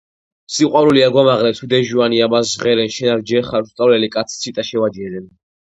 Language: Georgian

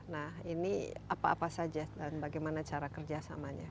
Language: Indonesian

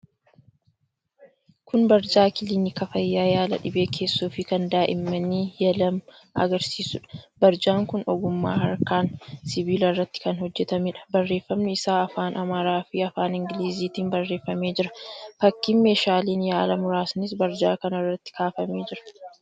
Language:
Oromo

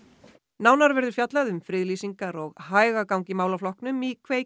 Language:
Icelandic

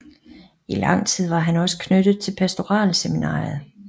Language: Danish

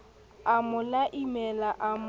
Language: Southern Sotho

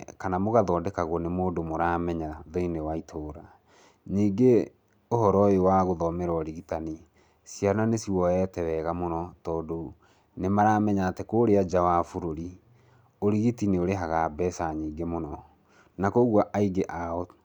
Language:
Kikuyu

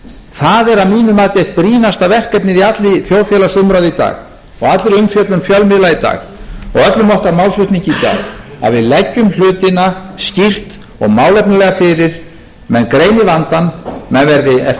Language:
Icelandic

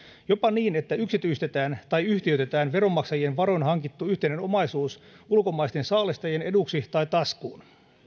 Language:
Finnish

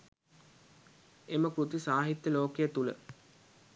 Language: Sinhala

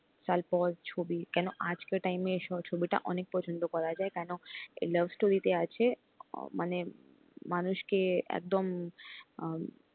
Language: Bangla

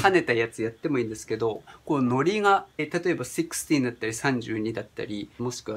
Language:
Japanese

